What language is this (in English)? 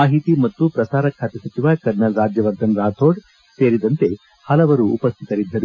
Kannada